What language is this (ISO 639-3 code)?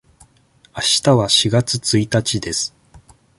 jpn